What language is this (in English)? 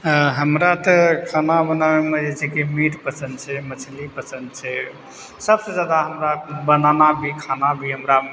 Maithili